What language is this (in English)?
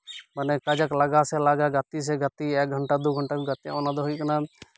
Santali